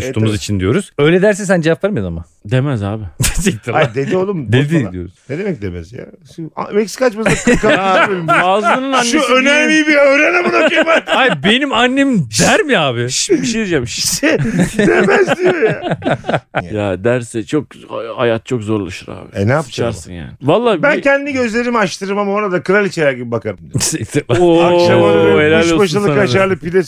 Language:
Turkish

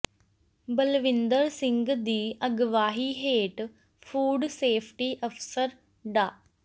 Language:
Punjabi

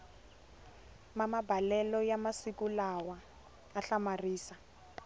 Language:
Tsonga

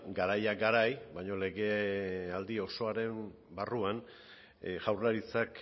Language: Basque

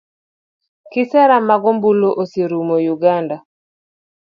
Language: Luo (Kenya and Tanzania)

